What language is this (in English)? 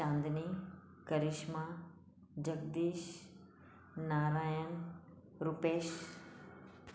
Sindhi